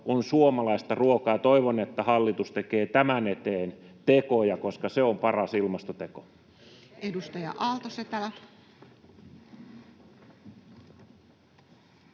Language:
Finnish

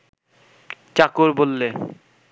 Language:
Bangla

